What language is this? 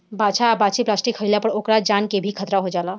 Bhojpuri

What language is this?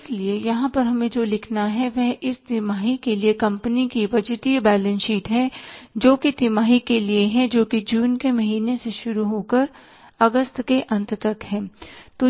Hindi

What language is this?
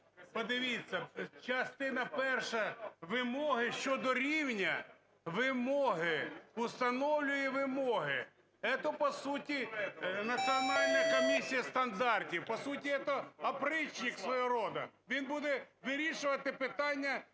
Ukrainian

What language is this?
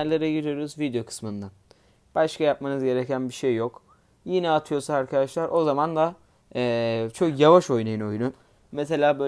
Turkish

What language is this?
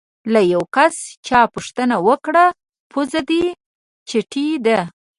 Pashto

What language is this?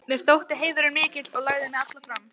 Icelandic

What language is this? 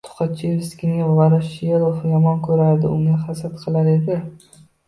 Uzbek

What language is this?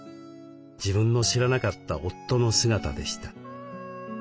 Japanese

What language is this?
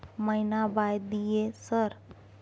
Maithili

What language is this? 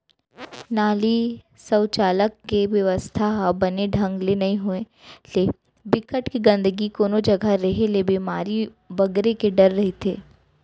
Chhattisgarhi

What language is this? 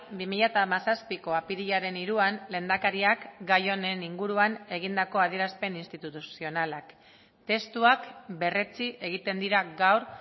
Basque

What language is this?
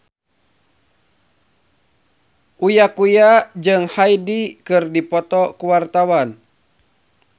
Sundanese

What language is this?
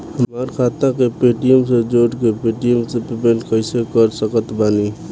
Bhojpuri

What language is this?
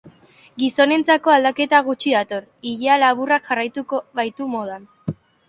Basque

